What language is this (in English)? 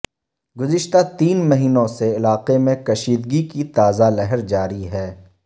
Urdu